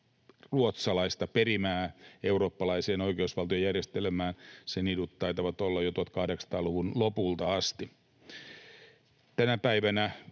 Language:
Finnish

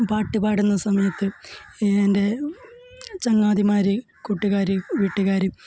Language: Malayalam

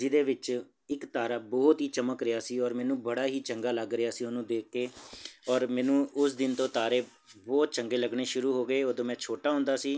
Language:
Punjabi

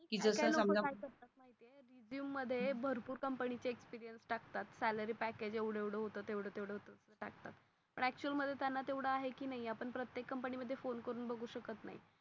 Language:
Marathi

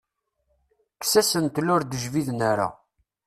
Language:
Kabyle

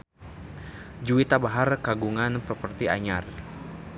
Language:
Sundanese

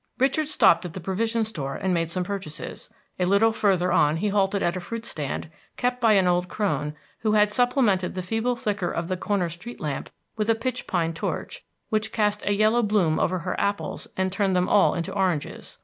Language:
English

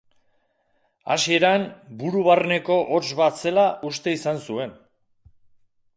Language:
Basque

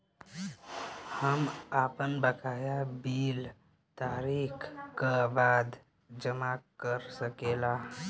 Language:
Bhojpuri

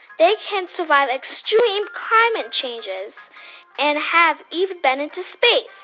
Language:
English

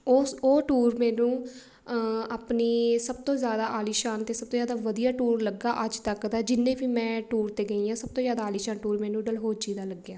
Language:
Punjabi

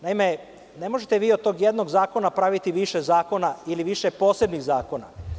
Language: Serbian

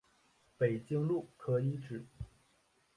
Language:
Chinese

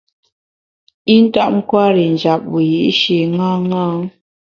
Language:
Bamun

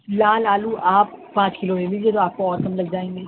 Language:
Urdu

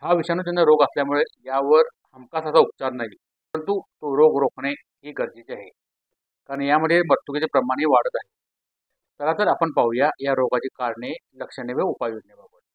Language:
Marathi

